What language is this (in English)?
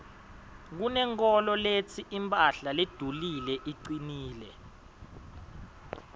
Swati